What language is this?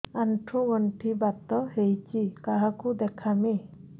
Odia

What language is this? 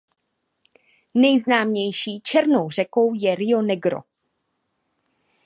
Czech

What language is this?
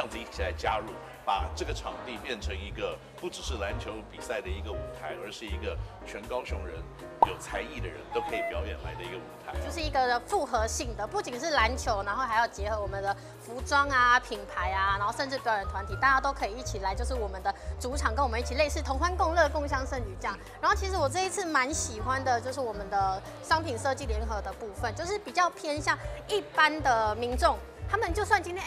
Chinese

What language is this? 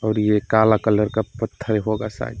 Hindi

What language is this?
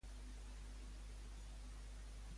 Catalan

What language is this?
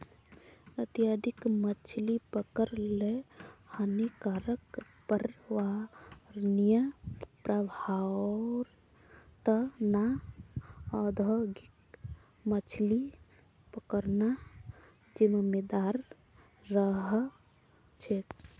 Magahi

